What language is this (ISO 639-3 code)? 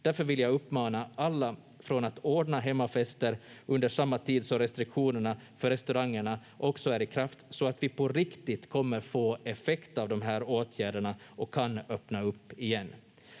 fin